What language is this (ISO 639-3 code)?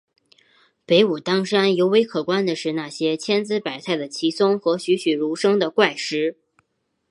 zho